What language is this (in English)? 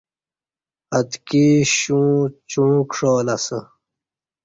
Kati